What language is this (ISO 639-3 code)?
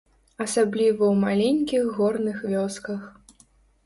bel